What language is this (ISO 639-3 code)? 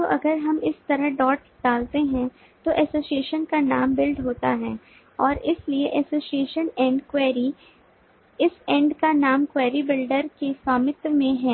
hin